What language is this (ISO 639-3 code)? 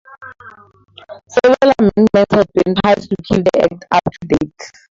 eng